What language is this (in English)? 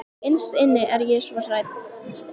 Icelandic